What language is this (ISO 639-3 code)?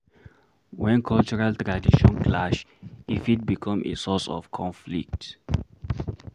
pcm